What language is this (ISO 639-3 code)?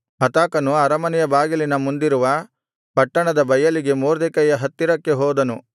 kan